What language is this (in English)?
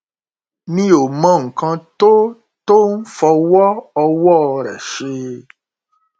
Yoruba